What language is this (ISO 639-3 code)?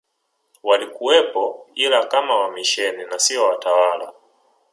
swa